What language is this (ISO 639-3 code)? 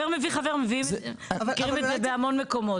heb